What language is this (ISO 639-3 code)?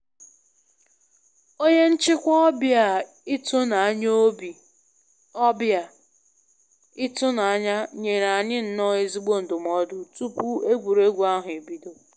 ibo